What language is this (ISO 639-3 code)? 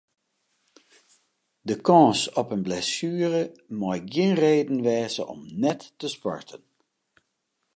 fry